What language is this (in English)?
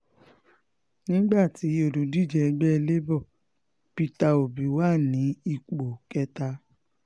Yoruba